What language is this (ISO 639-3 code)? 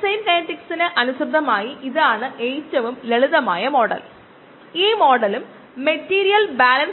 mal